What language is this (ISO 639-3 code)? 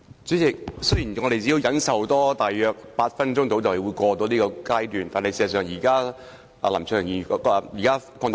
yue